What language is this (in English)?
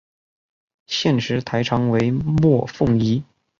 Chinese